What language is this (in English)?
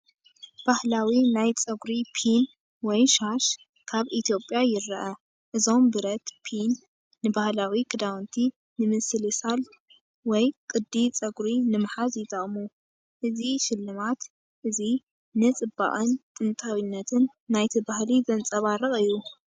Tigrinya